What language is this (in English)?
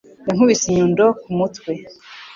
Kinyarwanda